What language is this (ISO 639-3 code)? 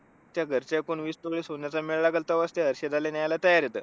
mar